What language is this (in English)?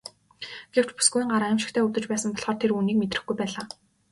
Mongolian